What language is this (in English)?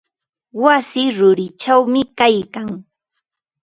Ambo-Pasco Quechua